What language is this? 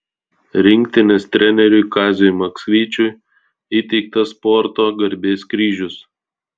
Lithuanian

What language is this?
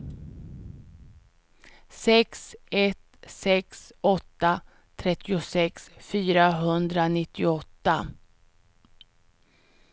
Swedish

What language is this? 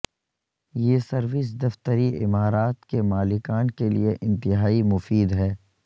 Urdu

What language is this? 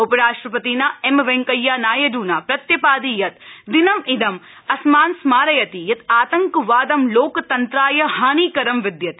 Sanskrit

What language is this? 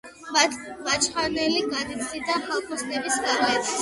Georgian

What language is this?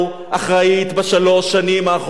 Hebrew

